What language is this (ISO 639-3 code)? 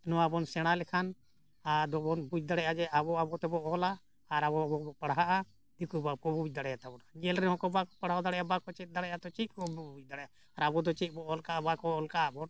sat